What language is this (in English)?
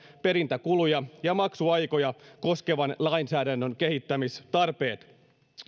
Finnish